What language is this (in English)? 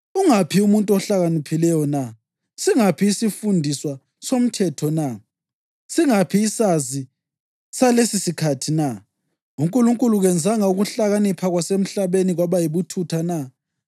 North Ndebele